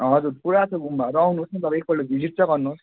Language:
Nepali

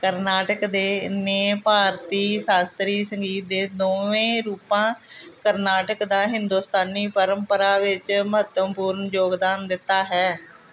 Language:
Punjabi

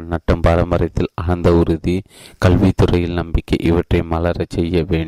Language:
Tamil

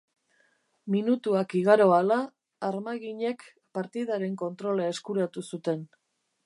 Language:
Basque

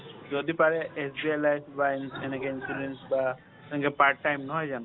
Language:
Assamese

